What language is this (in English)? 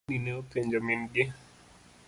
Luo (Kenya and Tanzania)